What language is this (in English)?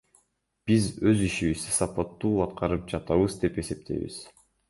Kyrgyz